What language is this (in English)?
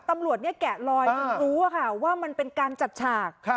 Thai